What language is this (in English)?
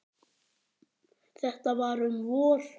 Icelandic